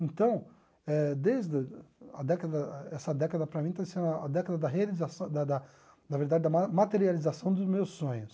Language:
Portuguese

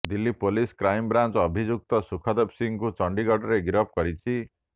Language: Odia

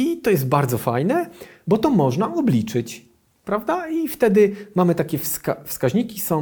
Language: Polish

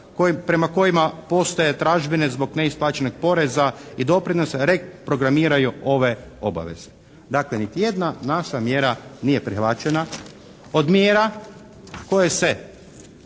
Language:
Croatian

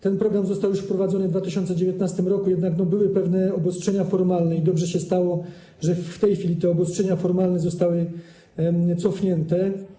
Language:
Polish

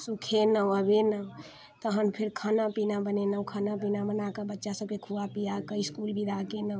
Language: Maithili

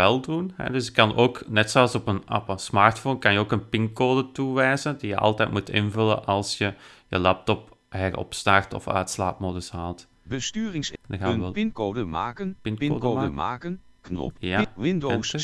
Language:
Dutch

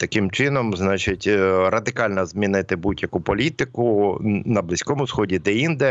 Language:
Ukrainian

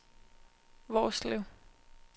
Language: Danish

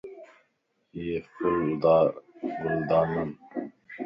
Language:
Lasi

